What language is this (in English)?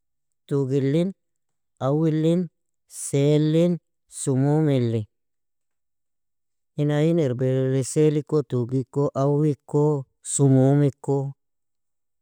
Nobiin